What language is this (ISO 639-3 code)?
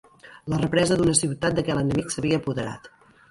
cat